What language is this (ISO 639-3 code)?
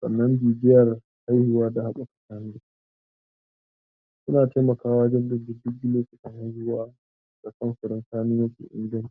hau